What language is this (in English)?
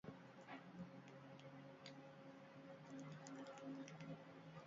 Basque